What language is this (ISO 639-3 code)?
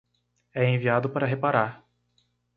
por